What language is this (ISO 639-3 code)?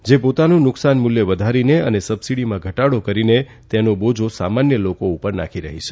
guj